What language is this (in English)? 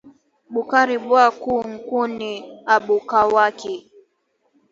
Swahili